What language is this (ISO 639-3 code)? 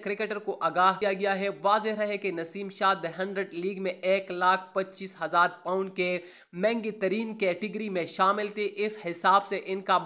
hin